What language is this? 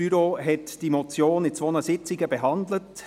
Swiss German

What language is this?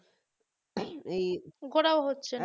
Bangla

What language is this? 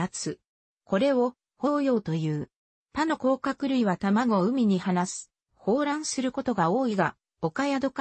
Japanese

